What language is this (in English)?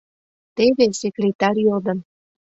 Mari